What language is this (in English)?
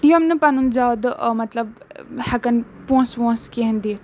Kashmiri